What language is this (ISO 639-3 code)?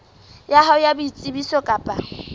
sot